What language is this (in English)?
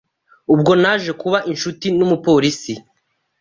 Kinyarwanda